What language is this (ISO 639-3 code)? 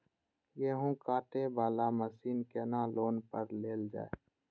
mai